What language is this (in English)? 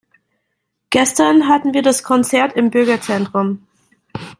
German